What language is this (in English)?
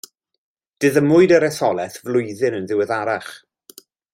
Welsh